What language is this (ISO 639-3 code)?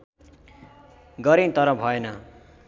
nep